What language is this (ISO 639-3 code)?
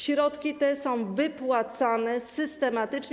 pol